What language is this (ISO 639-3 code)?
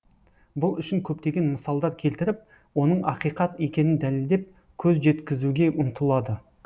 kaz